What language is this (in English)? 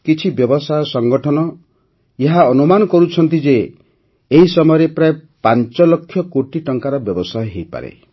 Odia